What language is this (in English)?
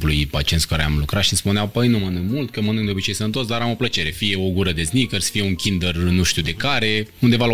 Romanian